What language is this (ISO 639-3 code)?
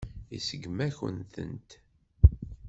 kab